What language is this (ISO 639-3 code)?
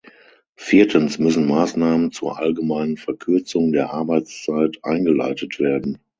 deu